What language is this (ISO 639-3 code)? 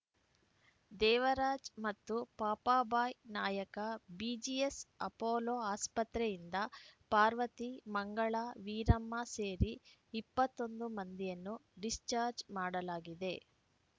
kan